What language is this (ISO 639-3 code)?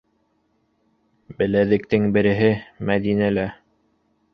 bak